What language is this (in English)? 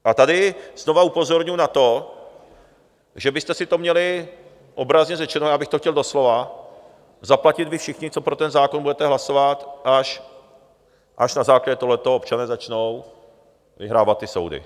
Czech